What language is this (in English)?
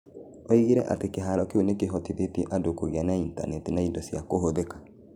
Kikuyu